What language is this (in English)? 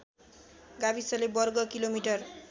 Nepali